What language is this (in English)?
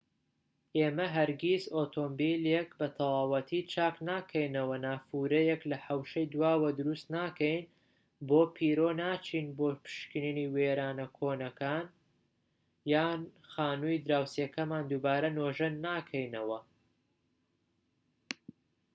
Central Kurdish